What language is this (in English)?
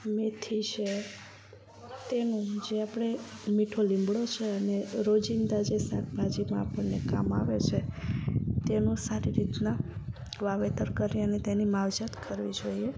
Gujarati